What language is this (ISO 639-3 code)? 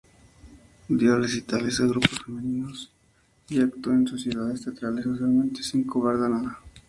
spa